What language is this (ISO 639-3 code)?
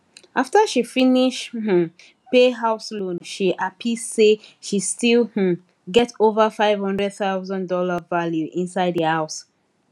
pcm